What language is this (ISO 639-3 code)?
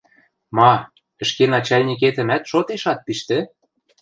mrj